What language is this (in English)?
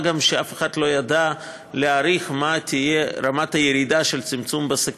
Hebrew